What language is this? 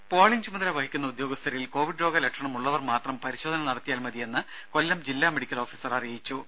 Malayalam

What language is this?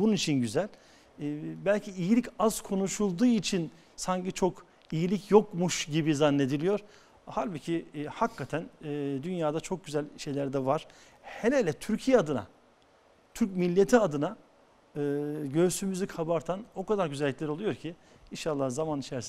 Turkish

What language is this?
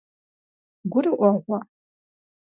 Kabardian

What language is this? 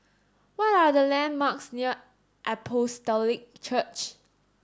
English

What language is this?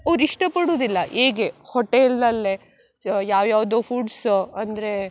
Kannada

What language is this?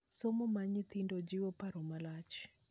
Luo (Kenya and Tanzania)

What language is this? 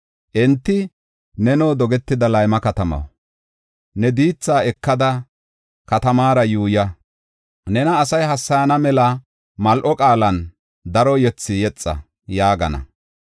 Gofa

